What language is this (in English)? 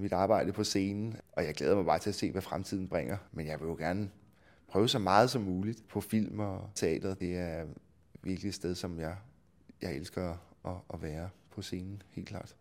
Danish